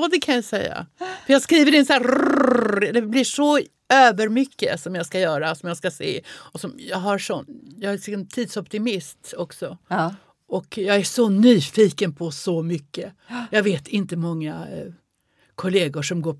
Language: Swedish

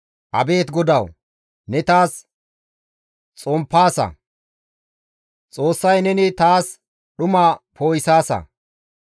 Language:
Gamo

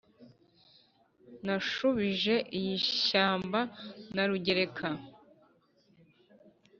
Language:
Kinyarwanda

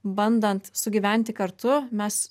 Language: Lithuanian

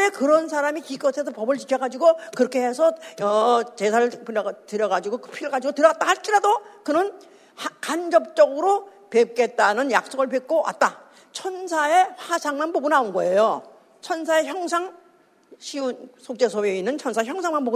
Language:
Korean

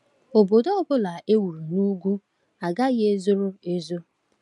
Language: Igbo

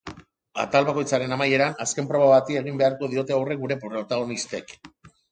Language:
Basque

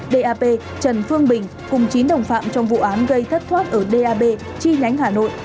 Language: Vietnamese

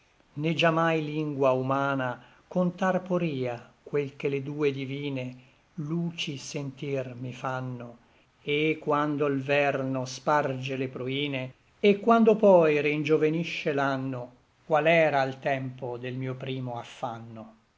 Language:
Italian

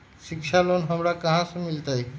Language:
Magahi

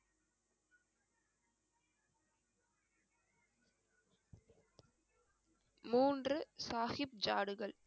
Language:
Tamil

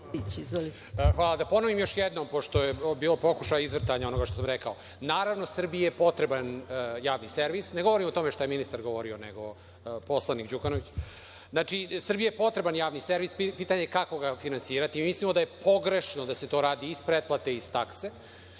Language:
Serbian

